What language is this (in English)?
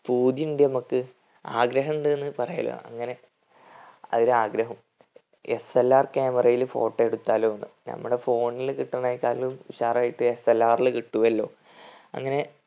Malayalam